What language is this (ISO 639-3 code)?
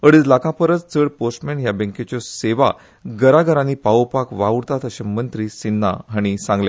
kok